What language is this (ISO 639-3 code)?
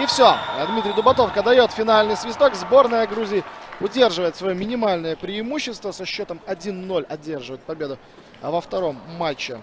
rus